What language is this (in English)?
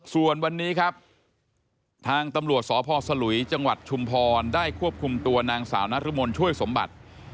Thai